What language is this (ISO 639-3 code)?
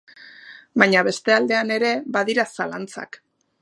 eus